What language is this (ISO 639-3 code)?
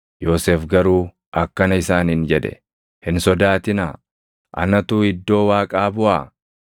orm